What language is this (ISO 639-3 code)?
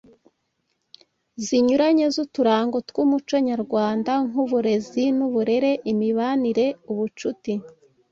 kin